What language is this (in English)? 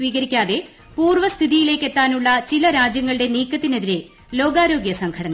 Malayalam